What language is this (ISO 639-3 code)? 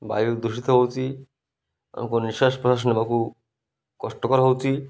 ori